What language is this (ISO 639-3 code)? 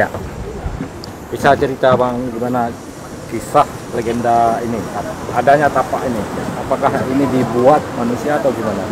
ind